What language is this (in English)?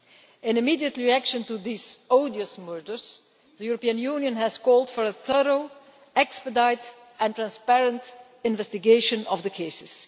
English